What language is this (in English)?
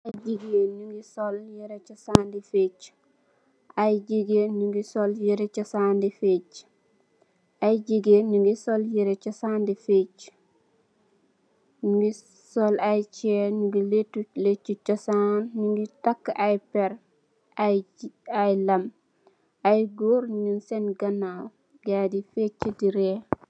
Wolof